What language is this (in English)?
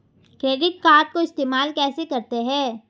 Hindi